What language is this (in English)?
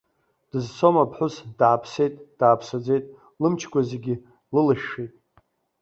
Abkhazian